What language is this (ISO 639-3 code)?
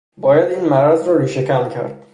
fas